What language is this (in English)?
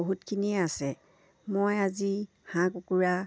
Assamese